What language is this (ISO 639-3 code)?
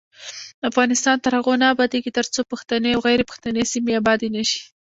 pus